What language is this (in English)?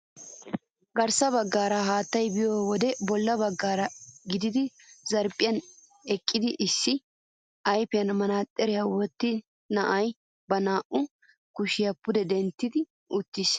Wolaytta